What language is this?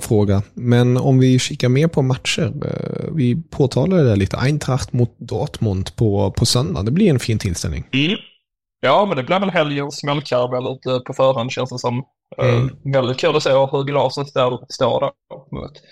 Swedish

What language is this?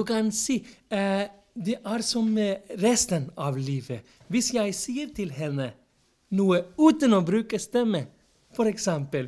Norwegian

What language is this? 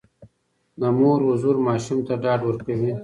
Pashto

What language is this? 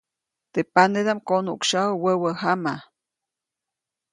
Copainalá Zoque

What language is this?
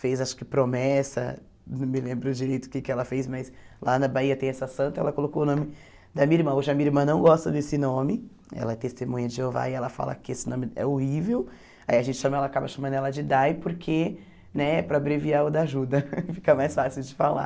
Portuguese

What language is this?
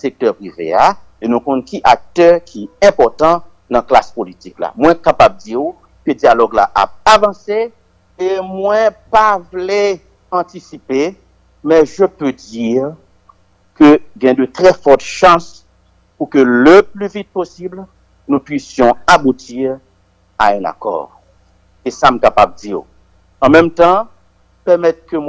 French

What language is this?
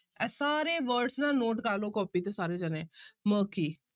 Punjabi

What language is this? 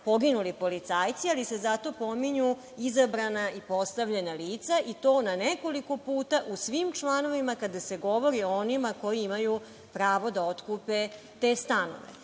Serbian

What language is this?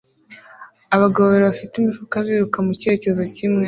Kinyarwanda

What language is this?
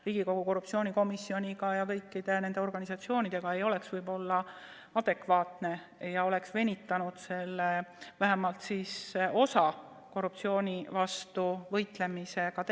Estonian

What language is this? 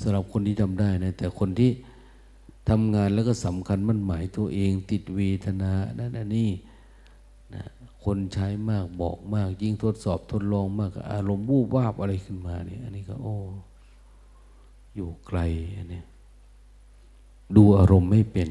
Thai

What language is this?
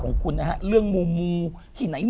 Thai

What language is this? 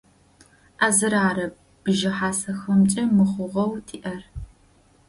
Adyghe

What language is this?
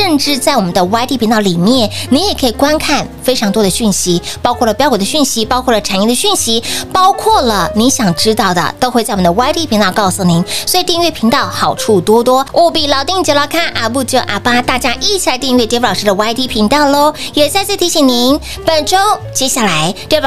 Chinese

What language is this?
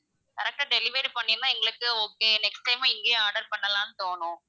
Tamil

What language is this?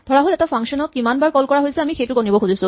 Assamese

